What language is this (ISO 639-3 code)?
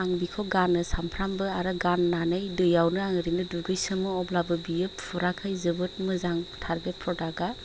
brx